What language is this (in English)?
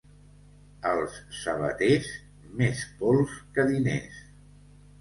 Catalan